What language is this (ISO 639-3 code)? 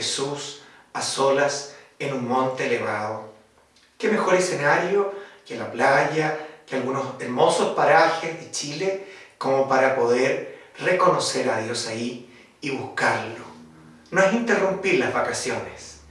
spa